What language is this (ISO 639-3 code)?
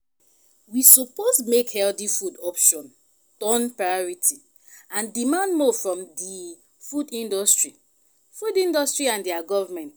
pcm